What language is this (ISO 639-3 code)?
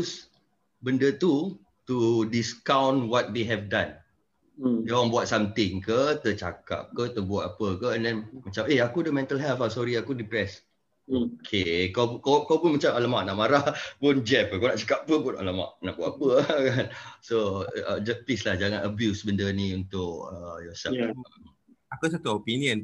msa